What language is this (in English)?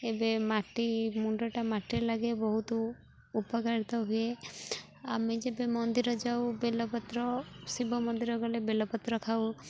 Odia